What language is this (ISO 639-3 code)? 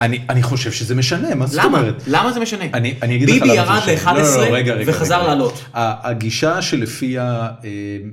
heb